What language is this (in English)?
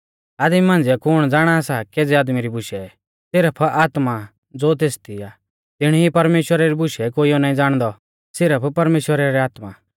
Mahasu Pahari